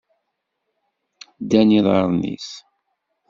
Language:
Kabyle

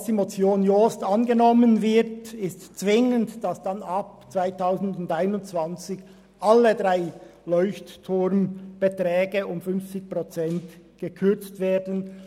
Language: Swiss German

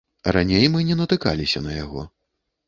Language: Belarusian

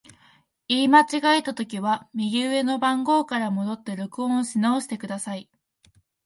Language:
Japanese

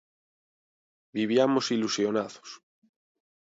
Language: Galician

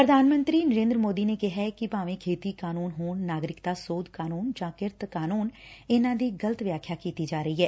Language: Punjabi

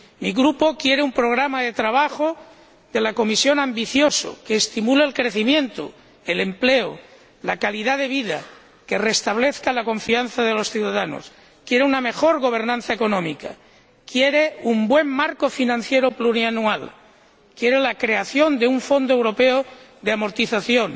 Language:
Spanish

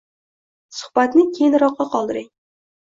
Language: Uzbek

